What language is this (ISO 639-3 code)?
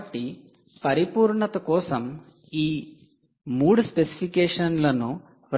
tel